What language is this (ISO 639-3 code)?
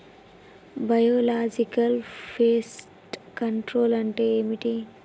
tel